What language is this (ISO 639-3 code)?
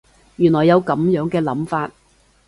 yue